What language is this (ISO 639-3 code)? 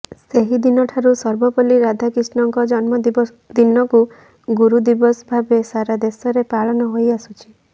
ori